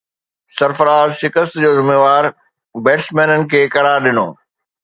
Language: Sindhi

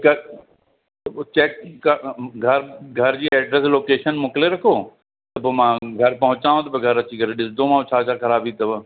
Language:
Sindhi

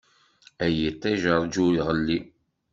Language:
Kabyle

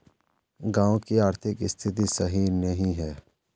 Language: Magahi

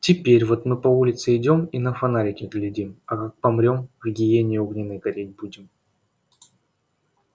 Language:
Russian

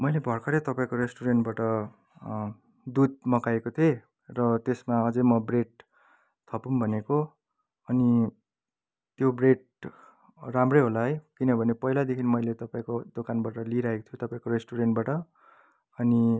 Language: Nepali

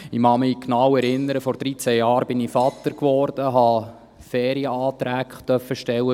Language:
Swiss German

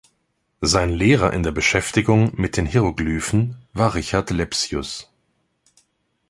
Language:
German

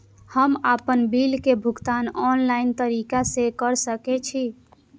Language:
Maithili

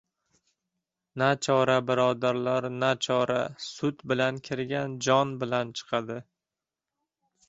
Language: Uzbek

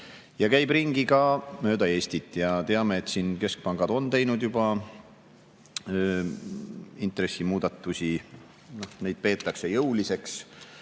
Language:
Estonian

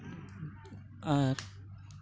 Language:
Santali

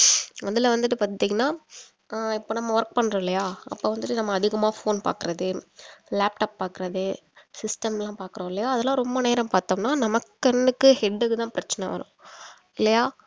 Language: Tamil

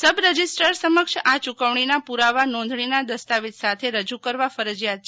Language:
Gujarati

